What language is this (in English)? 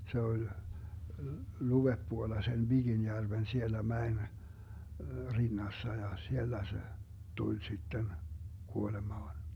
Finnish